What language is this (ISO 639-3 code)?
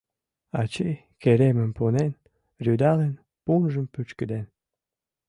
chm